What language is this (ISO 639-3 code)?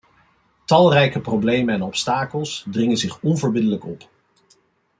nld